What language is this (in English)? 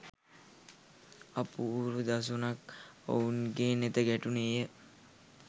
Sinhala